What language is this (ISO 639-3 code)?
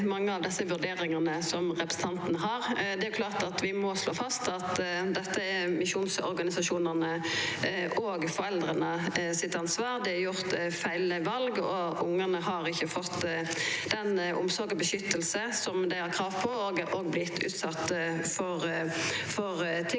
nor